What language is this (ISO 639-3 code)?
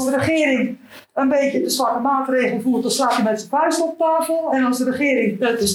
nld